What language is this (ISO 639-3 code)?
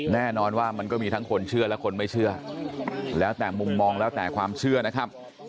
tha